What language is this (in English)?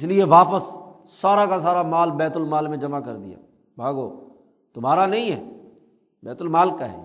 Urdu